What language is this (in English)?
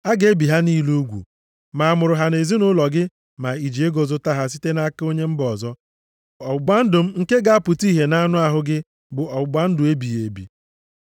Igbo